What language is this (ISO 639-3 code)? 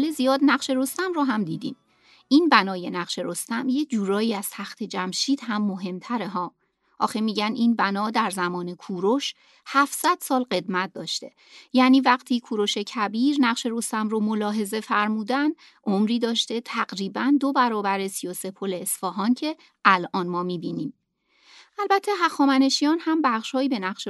fas